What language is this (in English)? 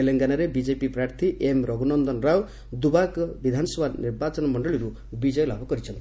Odia